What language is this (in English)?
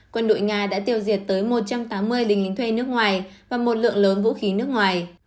Vietnamese